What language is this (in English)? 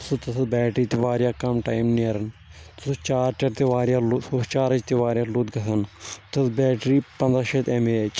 Kashmiri